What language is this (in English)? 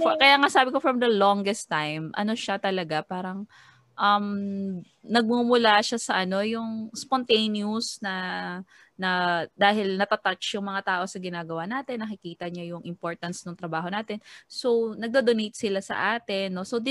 Filipino